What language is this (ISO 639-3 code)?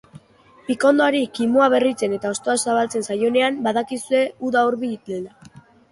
eus